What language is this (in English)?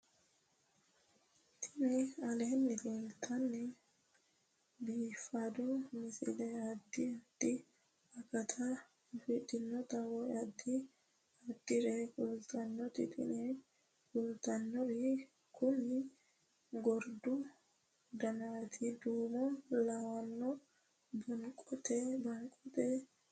Sidamo